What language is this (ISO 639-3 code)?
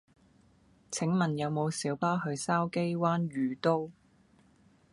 yue